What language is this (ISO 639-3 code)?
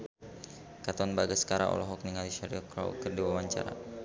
sun